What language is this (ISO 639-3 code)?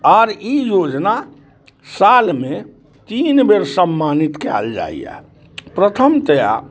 mai